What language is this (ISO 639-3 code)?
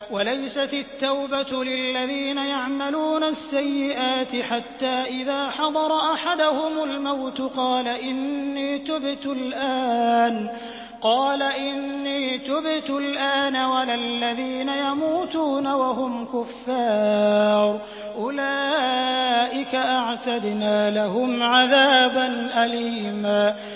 ara